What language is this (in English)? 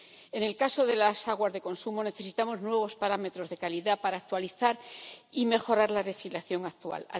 Spanish